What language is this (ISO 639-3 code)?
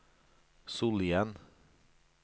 nor